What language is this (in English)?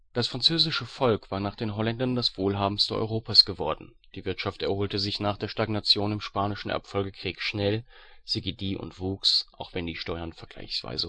German